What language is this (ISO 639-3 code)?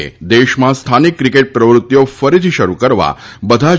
guj